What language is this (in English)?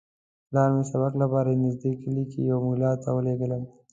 Pashto